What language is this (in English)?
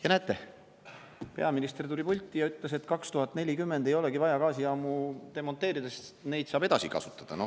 Estonian